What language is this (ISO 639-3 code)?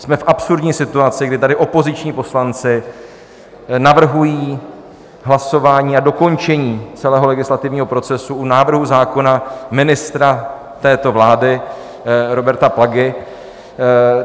ces